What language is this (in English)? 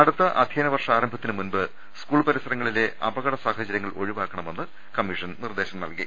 Malayalam